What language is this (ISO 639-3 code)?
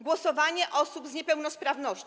pol